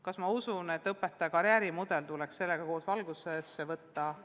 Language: Estonian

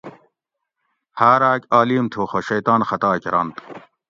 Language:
Gawri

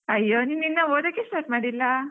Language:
Kannada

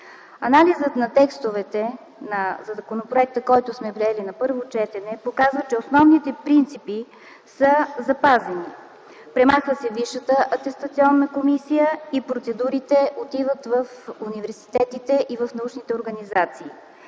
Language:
Bulgarian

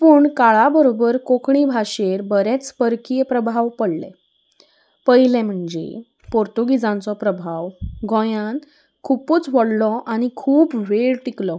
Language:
Konkani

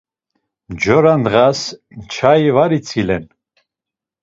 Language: Laz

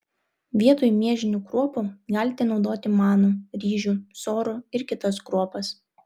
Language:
Lithuanian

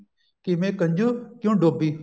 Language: Punjabi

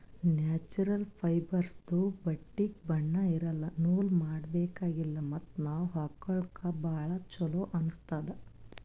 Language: Kannada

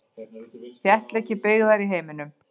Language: Icelandic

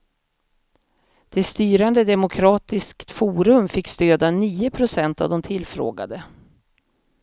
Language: Swedish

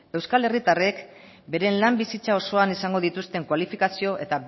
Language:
Basque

